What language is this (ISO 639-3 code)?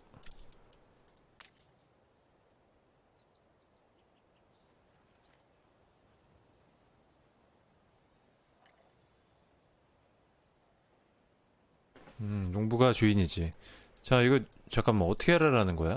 kor